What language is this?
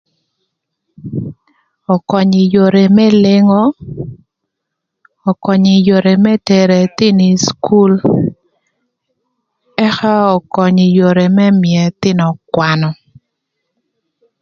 Thur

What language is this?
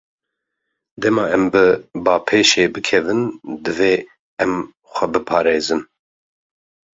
Kurdish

